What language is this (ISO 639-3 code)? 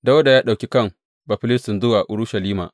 hau